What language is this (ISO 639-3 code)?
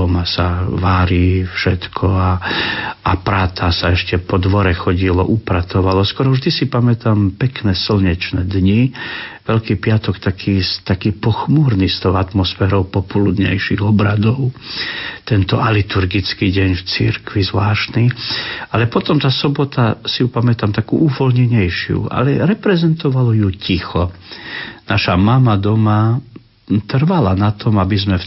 slk